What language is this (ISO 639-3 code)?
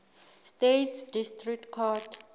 sot